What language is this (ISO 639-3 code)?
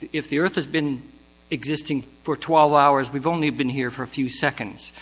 eng